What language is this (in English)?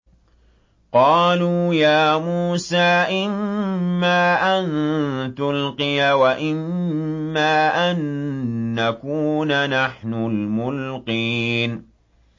Arabic